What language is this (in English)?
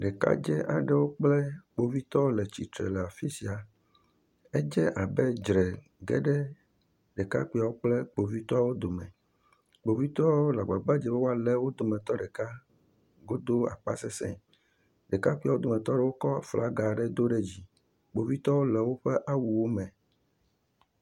Ewe